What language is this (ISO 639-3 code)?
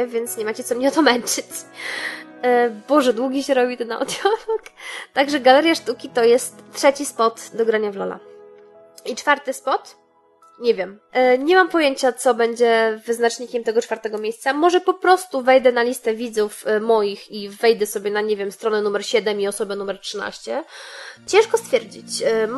pol